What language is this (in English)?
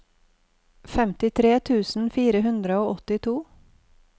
Norwegian